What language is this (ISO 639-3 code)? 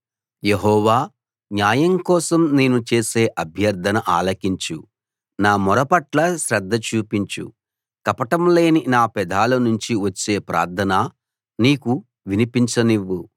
tel